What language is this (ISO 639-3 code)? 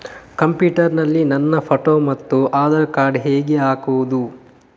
kan